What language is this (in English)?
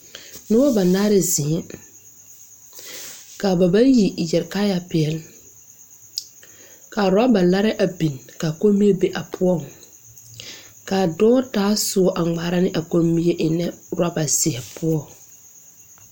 Southern Dagaare